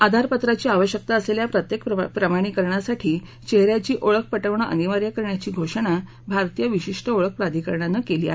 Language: Marathi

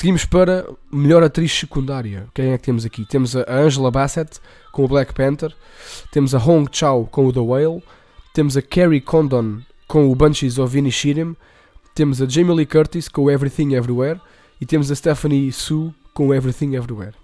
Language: Portuguese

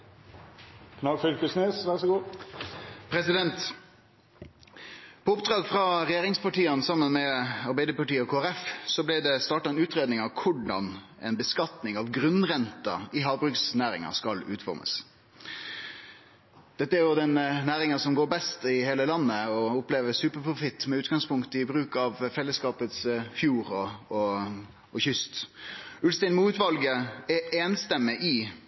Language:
Norwegian Nynorsk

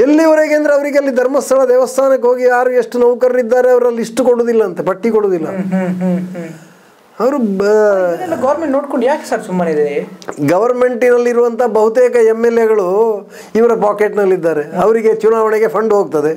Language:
Kannada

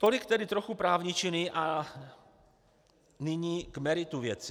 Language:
Czech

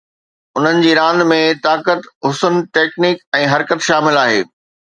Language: Sindhi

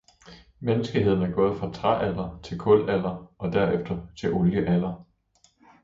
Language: Danish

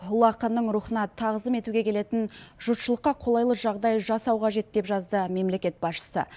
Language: Kazakh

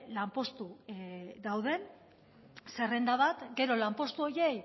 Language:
Basque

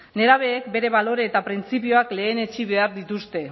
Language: Basque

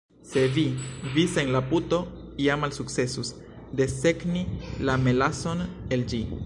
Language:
Esperanto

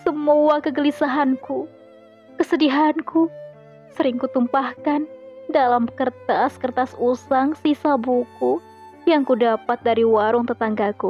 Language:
Indonesian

